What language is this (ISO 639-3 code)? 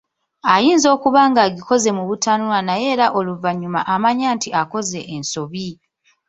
lug